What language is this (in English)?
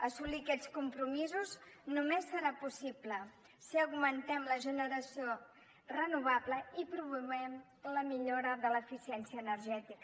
Catalan